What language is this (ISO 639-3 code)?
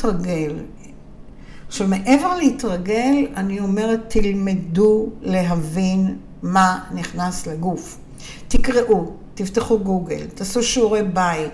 heb